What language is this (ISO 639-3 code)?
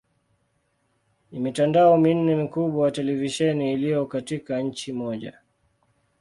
swa